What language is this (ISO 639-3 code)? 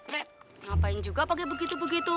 ind